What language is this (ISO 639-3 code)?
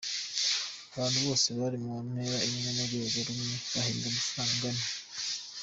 kin